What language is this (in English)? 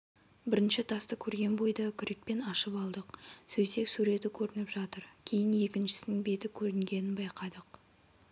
Kazakh